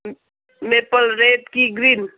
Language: Nepali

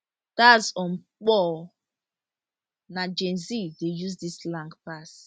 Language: Nigerian Pidgin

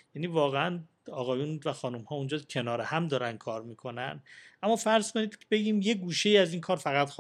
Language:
Persian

